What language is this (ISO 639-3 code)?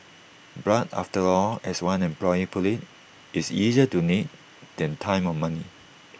eng